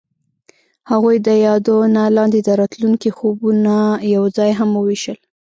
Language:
Pashto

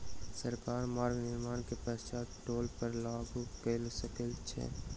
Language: Maithili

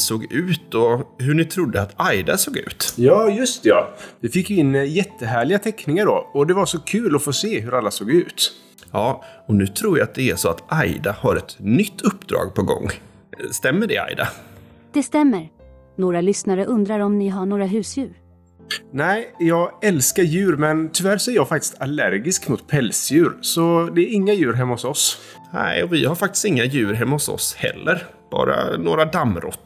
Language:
Swedish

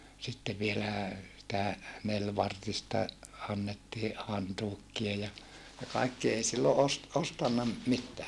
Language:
Finnish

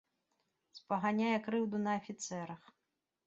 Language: Belarusian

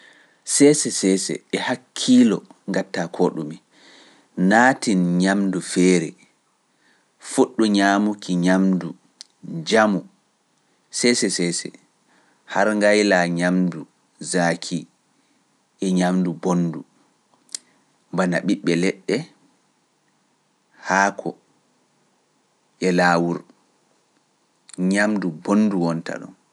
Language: Pular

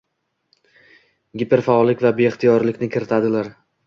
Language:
Uzbek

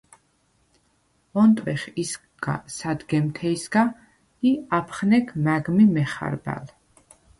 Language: Svan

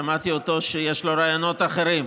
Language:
Hebrew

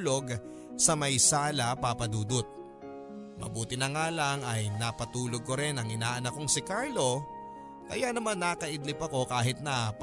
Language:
Filipino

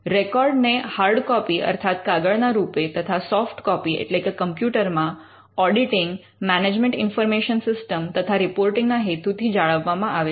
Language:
Gujarati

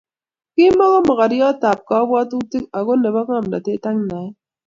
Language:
Kalenjin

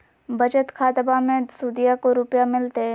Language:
Magahi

